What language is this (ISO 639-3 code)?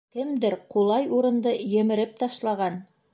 bak